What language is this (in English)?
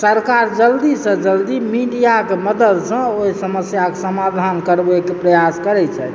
Maithili